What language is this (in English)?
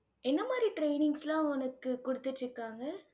Tamil